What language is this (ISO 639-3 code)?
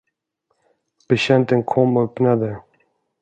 swe